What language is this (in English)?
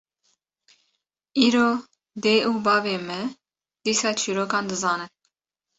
Kurdish